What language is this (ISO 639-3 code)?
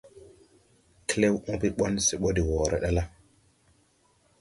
tui